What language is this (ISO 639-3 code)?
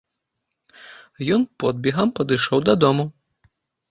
bel